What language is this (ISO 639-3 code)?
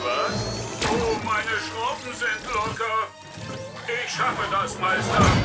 deu